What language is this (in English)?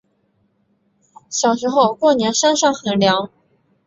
Chinese